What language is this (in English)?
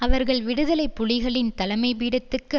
Tamil